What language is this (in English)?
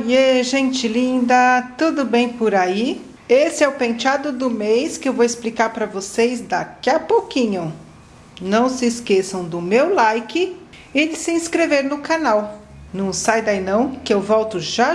Portuguese